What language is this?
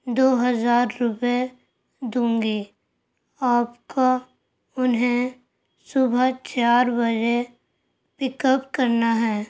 Urdu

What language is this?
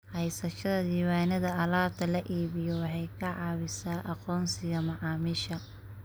Somali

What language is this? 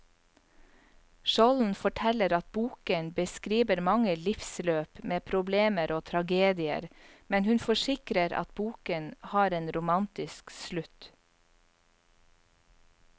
Norwegian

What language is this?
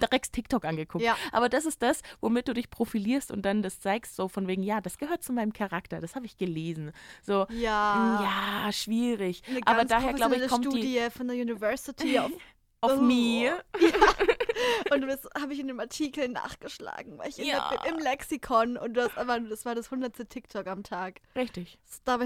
German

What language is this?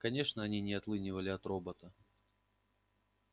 Russian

